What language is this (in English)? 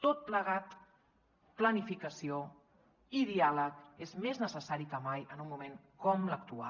Catalan